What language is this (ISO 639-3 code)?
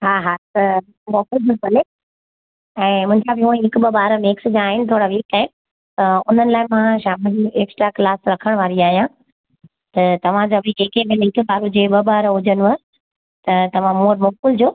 snd